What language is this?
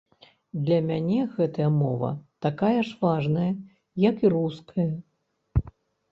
Belarusian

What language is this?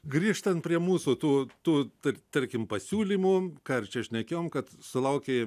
Lithuanian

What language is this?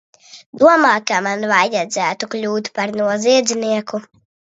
Latvian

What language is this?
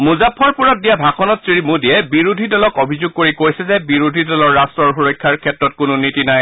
Assamese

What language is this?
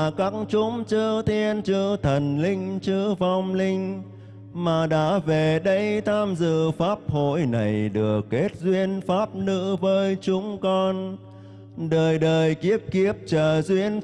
Vietnamese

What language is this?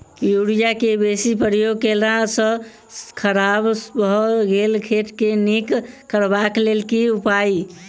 Maithili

